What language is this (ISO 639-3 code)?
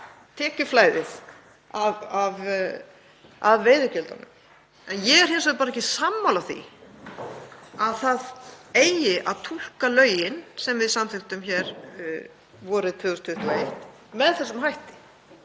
isl